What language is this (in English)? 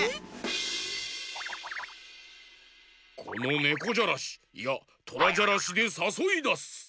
Japanese